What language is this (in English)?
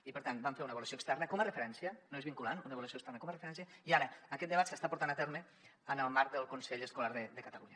Catalan